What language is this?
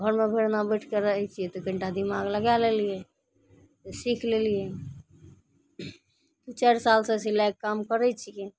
Maithili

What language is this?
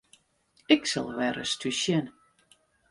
Western Frisian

